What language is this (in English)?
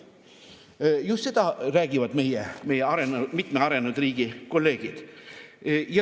Estonian